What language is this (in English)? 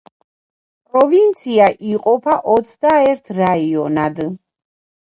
Georgian